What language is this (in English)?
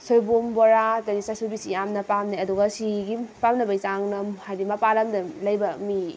Manipuri